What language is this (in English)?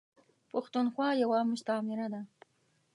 Pashto